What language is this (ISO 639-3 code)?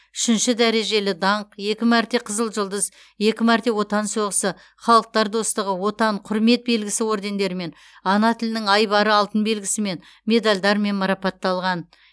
kaz